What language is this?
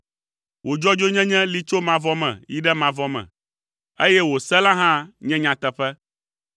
Ewe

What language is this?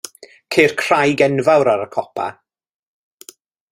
Welsh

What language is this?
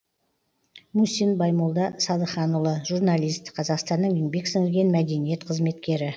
Kazakh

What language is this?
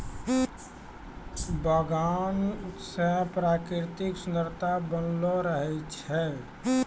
Maithili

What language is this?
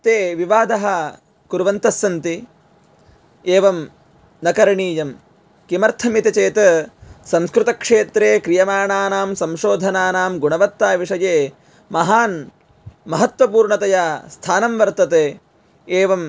Sanskrit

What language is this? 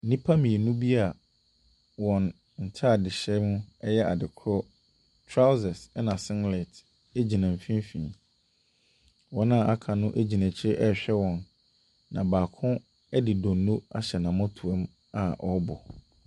Akan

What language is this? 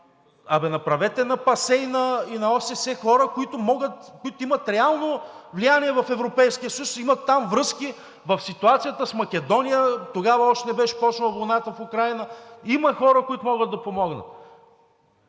Bulgarian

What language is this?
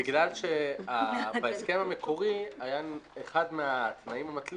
Hebrew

